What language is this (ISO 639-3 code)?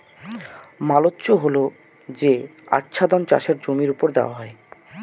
ben